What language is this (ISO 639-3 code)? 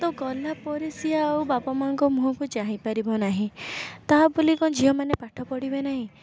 ori